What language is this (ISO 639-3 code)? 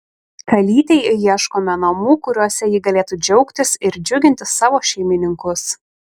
lit